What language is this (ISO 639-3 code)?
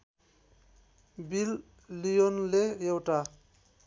nep